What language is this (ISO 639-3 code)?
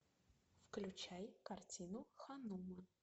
rus